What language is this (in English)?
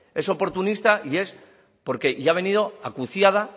Spanish